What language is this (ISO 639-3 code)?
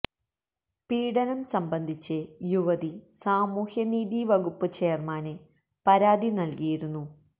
mal